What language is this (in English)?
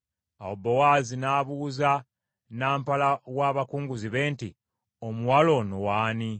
Ganda